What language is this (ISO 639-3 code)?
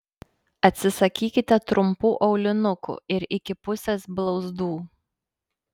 lit